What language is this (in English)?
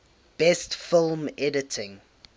English